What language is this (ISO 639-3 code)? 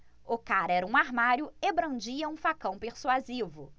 por